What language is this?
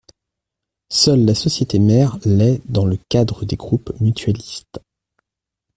French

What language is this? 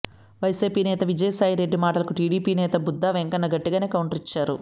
Telugu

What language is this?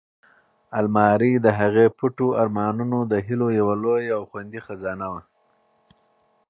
Pashto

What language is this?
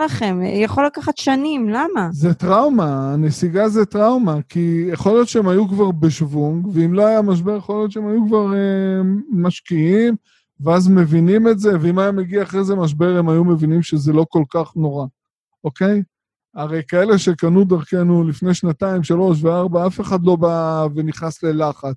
Hebrew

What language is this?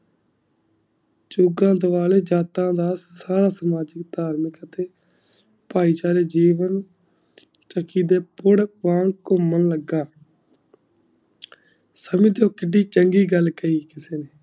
Punjabi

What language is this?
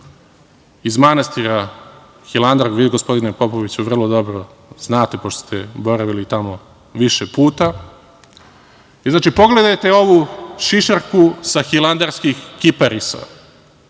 Serbian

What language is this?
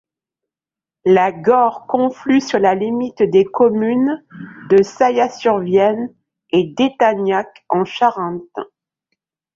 French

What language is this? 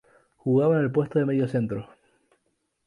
Spanish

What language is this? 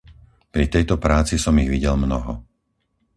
Slovak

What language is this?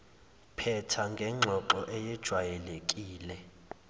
Zulu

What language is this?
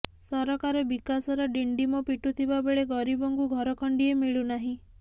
Odia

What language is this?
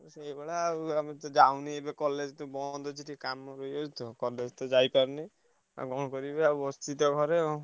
Odia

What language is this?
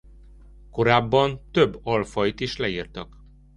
Hungarian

